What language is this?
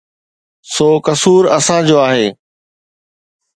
Sindhi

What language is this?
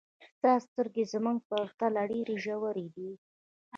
Pashto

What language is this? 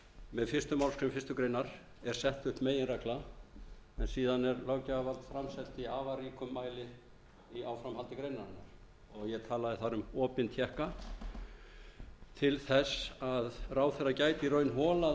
Icelandic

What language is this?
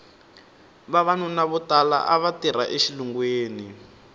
Tsonga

